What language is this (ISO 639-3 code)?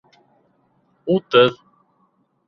bak